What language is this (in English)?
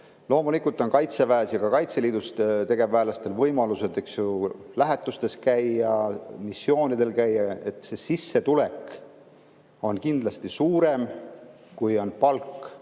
Estonian